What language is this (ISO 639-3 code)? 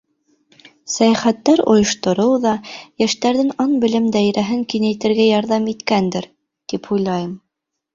bak